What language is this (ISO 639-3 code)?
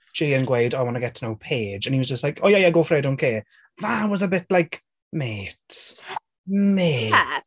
cym